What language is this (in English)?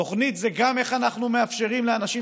Hebrew